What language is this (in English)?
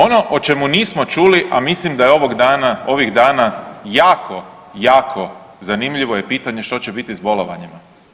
Croatian